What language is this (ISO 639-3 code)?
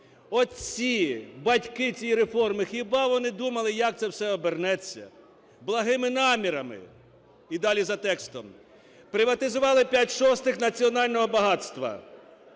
ukr